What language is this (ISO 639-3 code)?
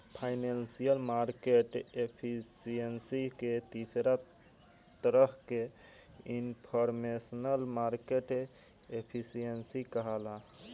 bho